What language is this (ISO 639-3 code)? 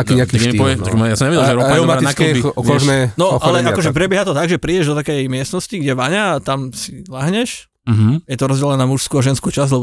slk